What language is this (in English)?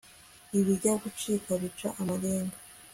Kinyarwanda